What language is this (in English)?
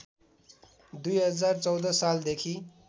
Nepali